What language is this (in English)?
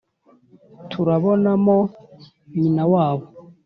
Kinyarwanda